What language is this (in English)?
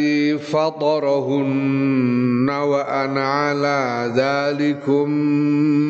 Indonesian